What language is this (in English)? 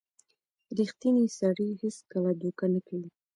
Pashto